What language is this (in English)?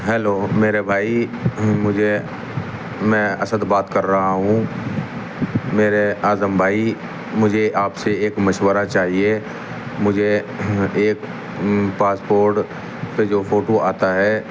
Urdu